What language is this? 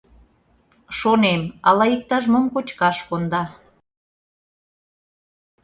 Mari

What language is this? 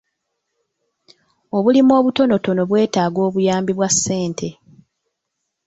Ganda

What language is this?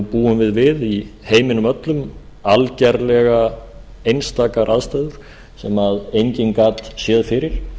Icelandic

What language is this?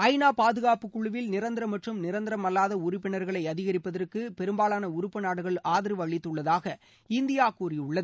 Tamil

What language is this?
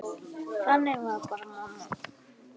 Icelandic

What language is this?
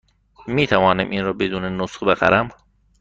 Persian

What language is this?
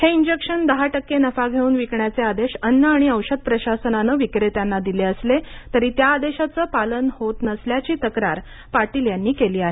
Marathi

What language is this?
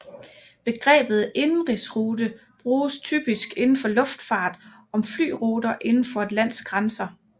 Danish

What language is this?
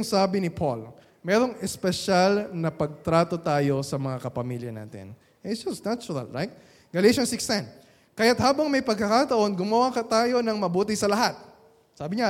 Filipino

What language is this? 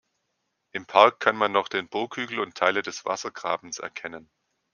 German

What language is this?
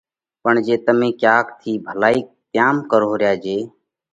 Parkari Koli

